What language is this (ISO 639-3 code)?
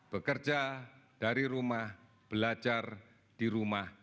ind